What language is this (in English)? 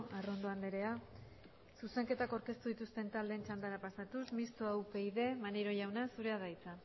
Basque